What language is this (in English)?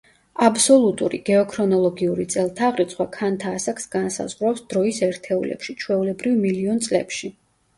Georgian